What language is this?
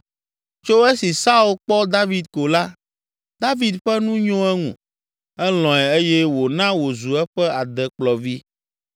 Ewe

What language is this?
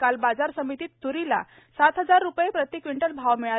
Marathi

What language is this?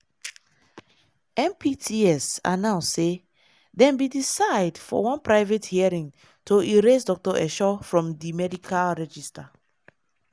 Nigerian Pidgin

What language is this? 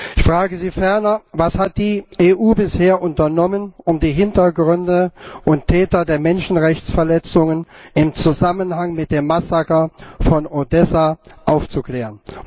German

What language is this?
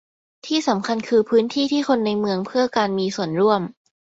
Thai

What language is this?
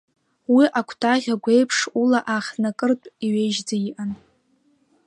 Abkhazian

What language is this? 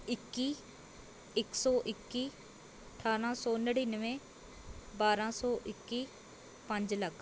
Punjabi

